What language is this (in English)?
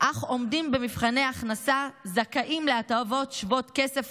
Hebrew